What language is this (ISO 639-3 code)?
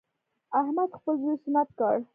pus